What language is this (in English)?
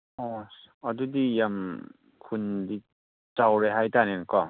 Manipuri